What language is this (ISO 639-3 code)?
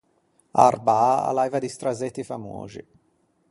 lij